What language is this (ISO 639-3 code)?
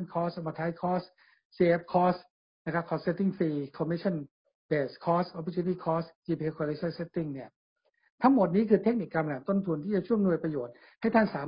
tha